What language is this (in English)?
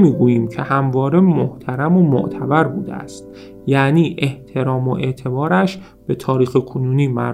Persian